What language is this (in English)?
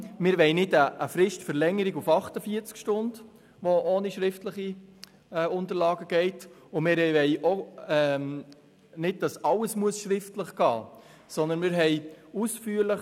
Swiss German